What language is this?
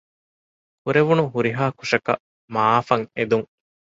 Divehi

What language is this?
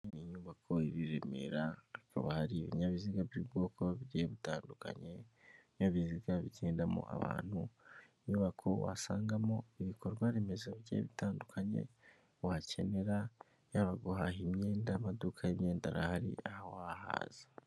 Kinyarwanda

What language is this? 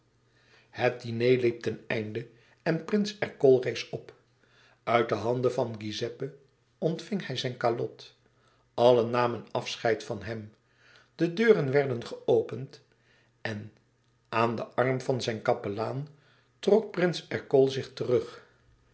Dutch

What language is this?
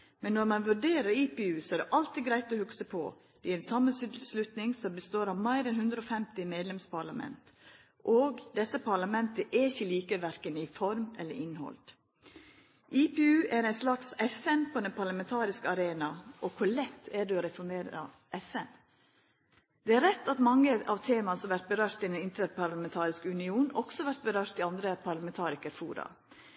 Norwegian Nynorsk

